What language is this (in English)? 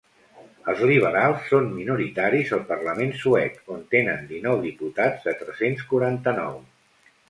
Catalan